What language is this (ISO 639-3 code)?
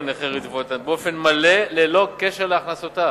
heb